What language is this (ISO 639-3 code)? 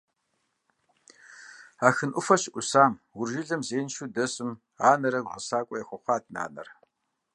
kbd